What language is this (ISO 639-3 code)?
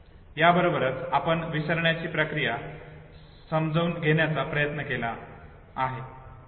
mar